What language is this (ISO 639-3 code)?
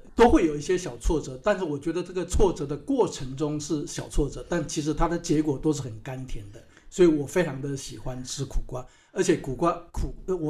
zho